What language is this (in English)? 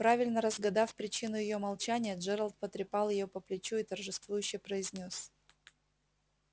Russian